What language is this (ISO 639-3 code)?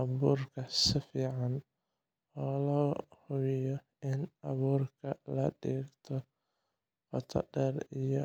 som